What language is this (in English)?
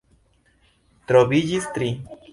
Esperanto